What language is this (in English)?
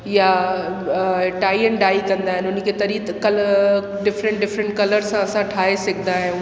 Sindhi